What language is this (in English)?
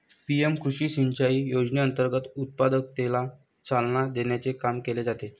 Marathi